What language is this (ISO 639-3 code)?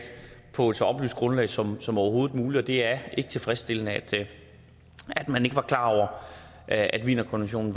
dan